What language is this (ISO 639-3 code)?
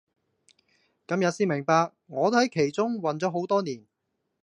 yue